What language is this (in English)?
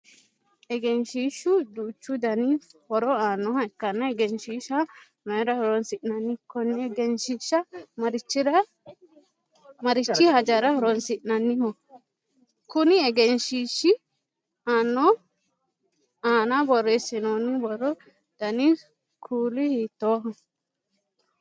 Sidamo